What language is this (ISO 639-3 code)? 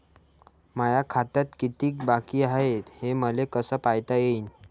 mar